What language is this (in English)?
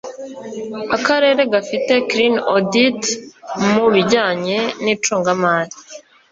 Kinyarwanda